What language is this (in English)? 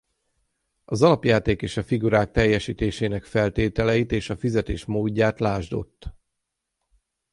Hungarian